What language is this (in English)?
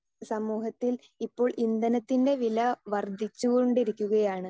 Malayalam